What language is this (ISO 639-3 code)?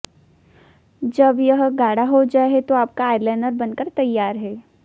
hin